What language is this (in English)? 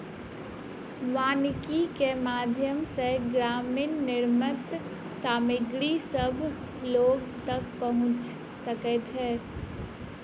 Maithili